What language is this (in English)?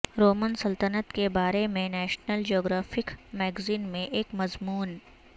Urdu